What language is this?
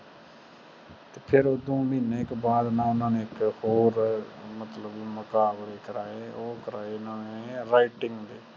Punjabi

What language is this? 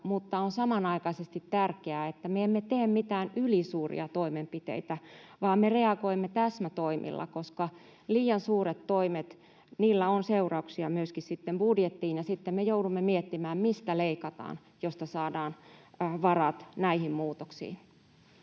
Finnish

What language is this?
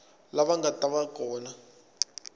Tsonga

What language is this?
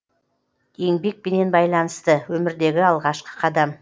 Kazakh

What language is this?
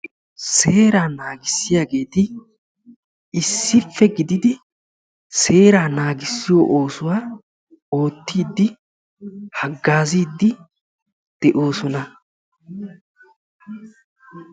Wolaytta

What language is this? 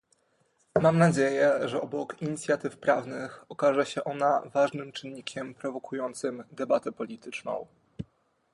Polish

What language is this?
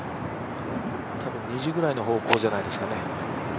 Japanese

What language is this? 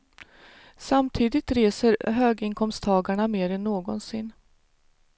Swedish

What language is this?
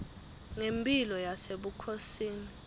Swati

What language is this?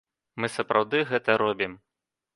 Belarusian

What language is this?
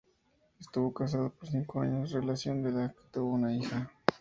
Spanish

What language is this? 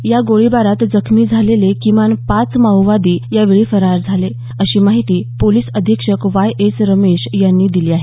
Marathi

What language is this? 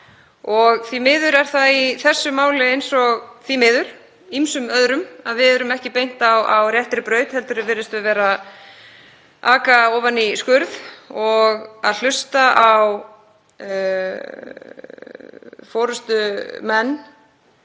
Icelandic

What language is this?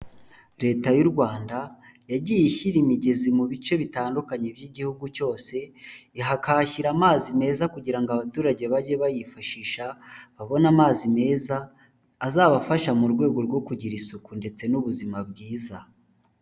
Kinyarwanda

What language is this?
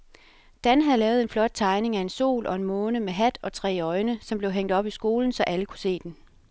Danish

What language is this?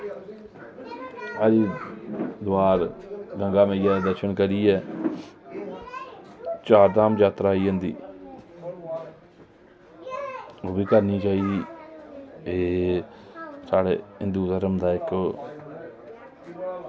Dogri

